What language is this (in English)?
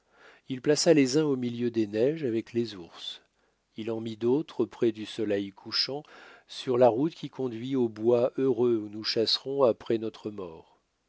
French